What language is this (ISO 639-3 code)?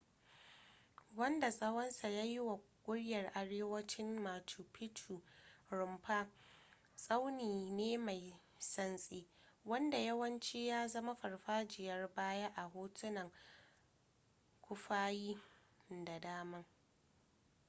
hau